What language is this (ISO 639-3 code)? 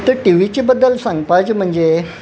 kok